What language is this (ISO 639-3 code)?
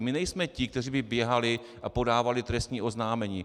ces